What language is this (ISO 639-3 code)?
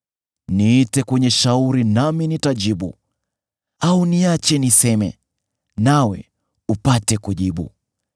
swa